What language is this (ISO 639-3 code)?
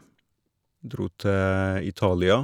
nor